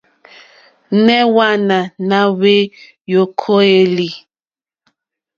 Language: Mokpwe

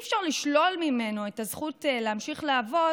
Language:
Hebrew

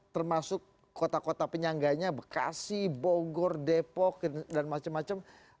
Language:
Indonesian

